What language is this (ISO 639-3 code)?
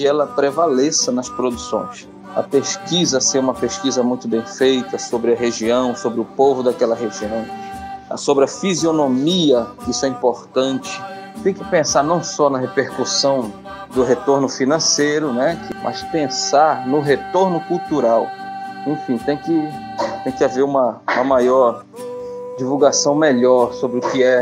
por